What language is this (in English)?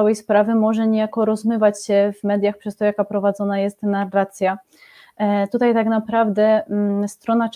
Polish